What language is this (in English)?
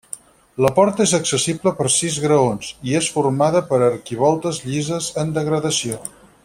Catalan